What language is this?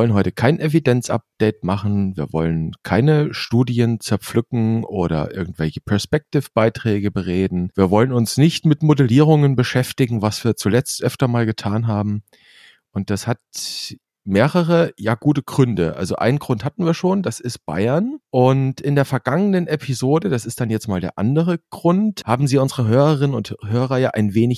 German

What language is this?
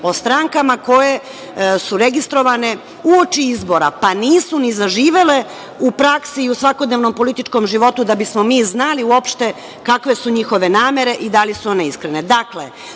Serbian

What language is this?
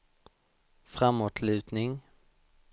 Swedish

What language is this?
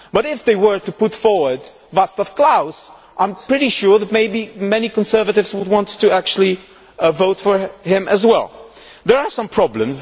English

